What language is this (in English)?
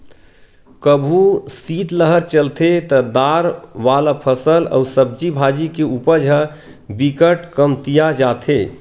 Chhattisgarhi